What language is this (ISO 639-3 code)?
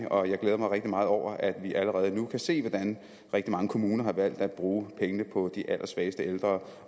dan